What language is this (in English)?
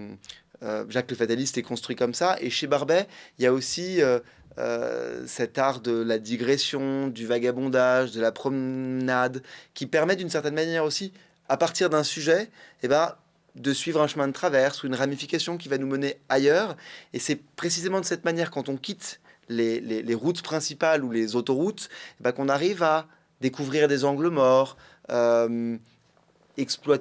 French